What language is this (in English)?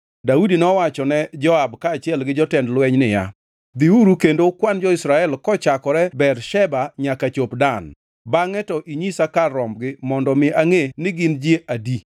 Luo (Kenya and Tanzania)